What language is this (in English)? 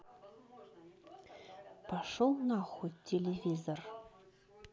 Russian